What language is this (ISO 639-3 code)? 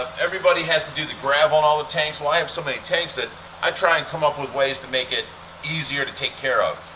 eng